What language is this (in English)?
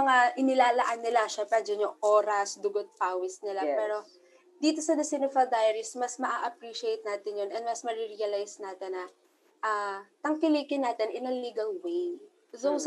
Filipino